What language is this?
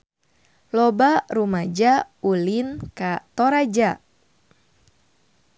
Sundanese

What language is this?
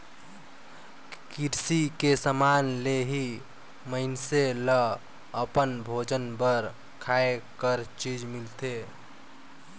Chhattisgarhi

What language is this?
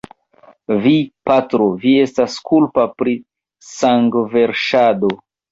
Esperanto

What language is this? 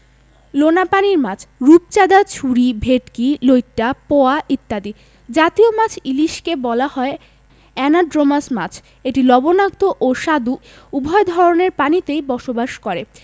Bangla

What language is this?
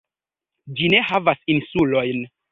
Esperanto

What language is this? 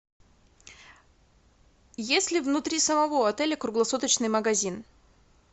Russian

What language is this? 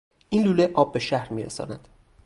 Persian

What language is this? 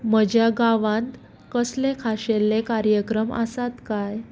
Konkani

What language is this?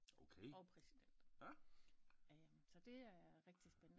Danish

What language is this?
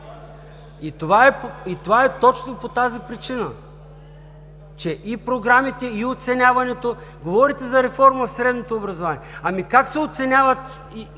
Bulgarian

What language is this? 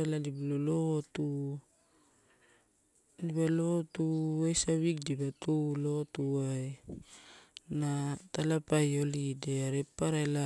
Torau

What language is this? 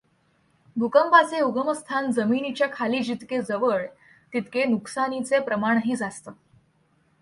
Marathi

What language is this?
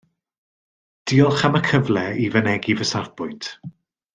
Welsh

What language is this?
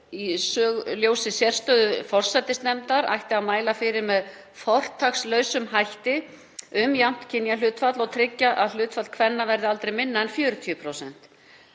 Icelandic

